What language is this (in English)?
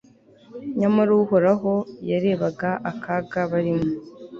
Kinyarwanda